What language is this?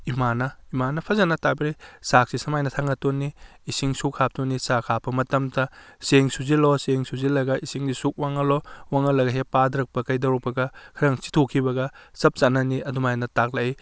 Manipuri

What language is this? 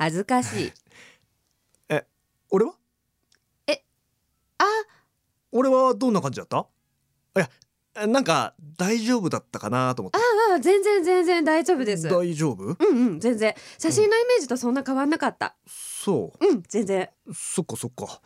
Japanese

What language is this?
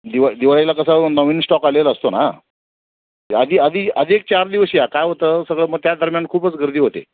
Marathi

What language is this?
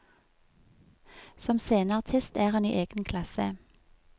Norwegian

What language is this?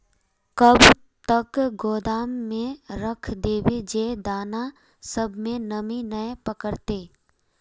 Magahi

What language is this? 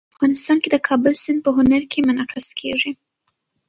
Pashto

